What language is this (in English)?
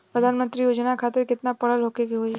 Bhojpuri